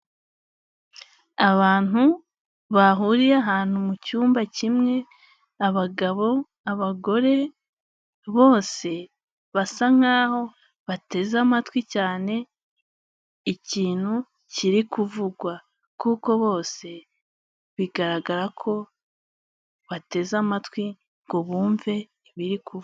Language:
Kinyarwanda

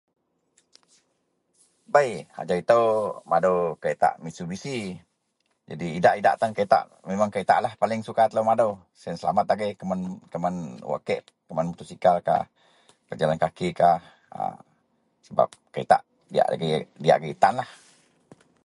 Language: Central Melanau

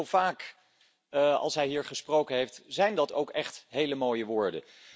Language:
Dutch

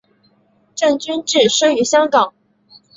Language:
Chinese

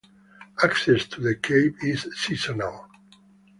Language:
English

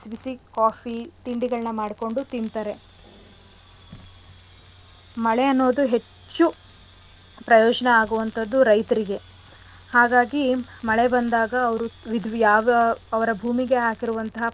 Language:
Kannada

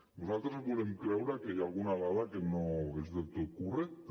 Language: Catalan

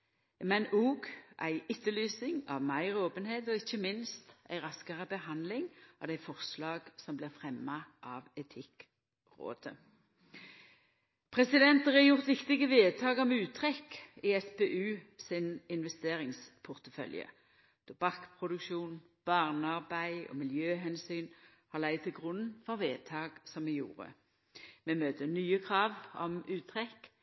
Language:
Norwegian Nynorsk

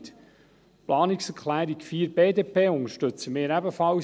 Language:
Swiss German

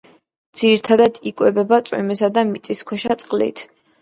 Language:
Georgian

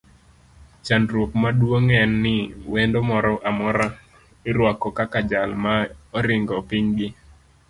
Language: Luo (Kenya and Tanzania)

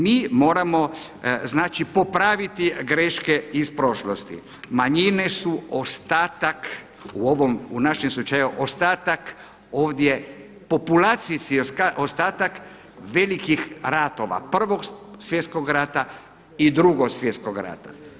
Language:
Croatian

